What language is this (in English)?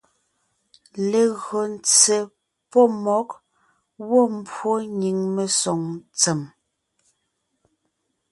Ngiemboon